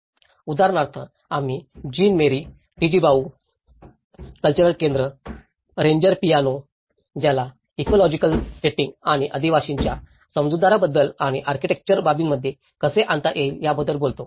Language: Marathi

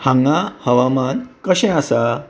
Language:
Konkani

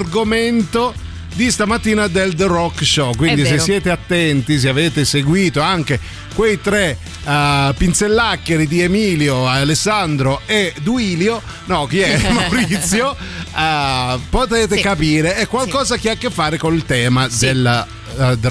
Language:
Italian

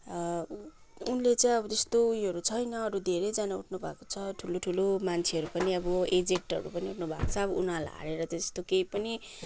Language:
Nepali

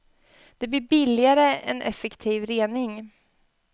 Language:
Swedish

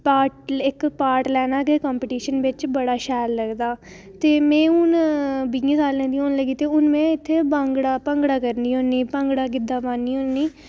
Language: Dogri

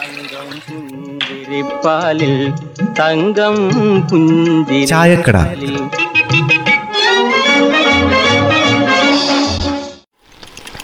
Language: Malayalam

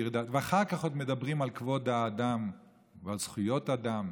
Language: Hebrew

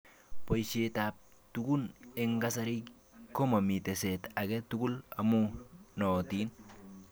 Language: Kalenjin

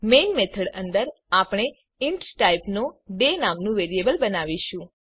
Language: Gujarati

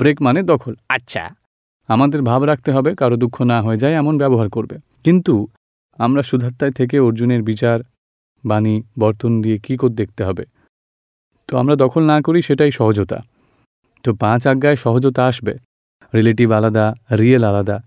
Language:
Gujarati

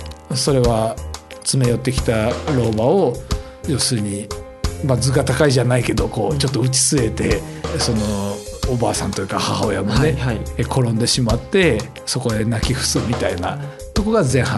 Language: Japanese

